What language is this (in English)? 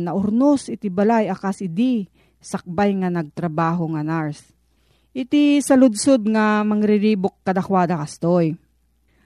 Filipino